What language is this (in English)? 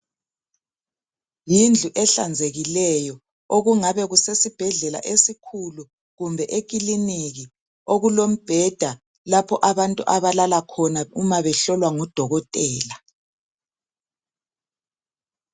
North Ndebele